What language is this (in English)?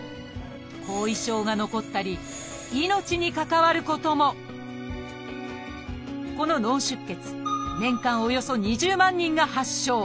Japanese